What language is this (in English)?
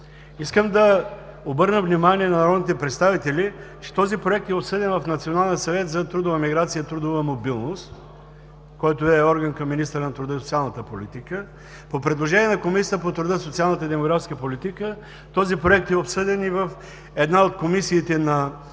Bulgarian